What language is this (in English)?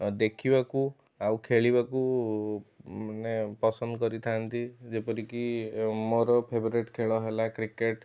Odia